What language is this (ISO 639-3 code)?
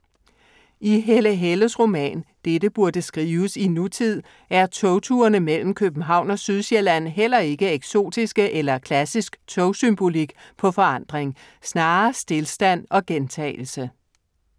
dan